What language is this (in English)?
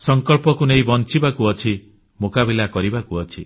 Odia